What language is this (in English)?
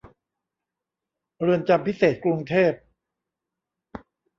Thai